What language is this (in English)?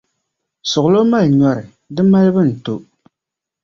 Dagbani